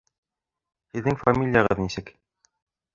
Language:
Bashkir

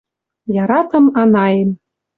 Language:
Western Mari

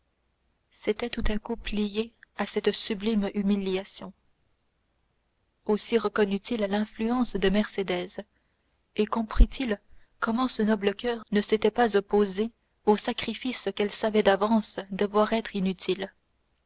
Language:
French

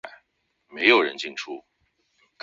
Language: Chinese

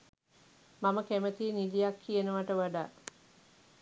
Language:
Sinhala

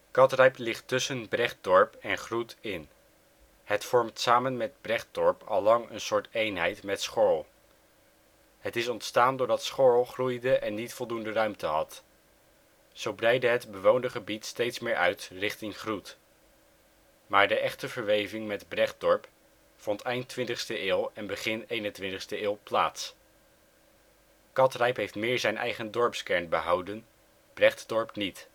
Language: Dutch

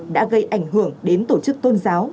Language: Vietnamese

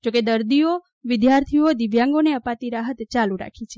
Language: Gujarati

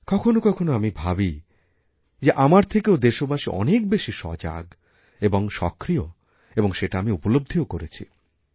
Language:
Bangla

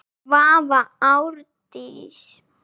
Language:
Icelandic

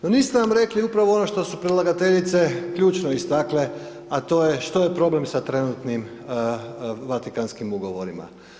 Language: Croatian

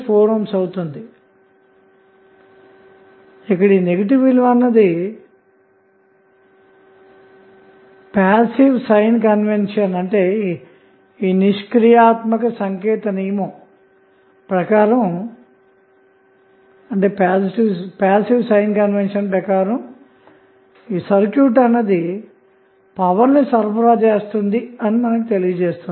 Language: Telugu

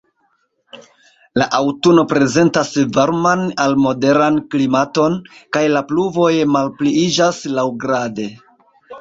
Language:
Esperanto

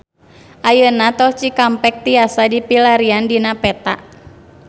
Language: Sundanese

